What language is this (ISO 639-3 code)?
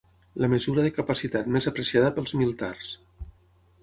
cat